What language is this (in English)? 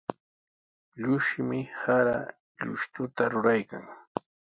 Sihuas Ancash Quechua